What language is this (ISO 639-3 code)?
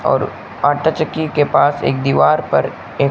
hin